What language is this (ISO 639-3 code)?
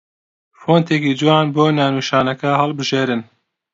ckb